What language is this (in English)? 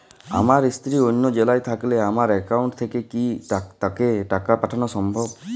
Bangla